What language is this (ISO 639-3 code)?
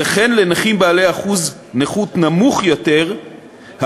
heb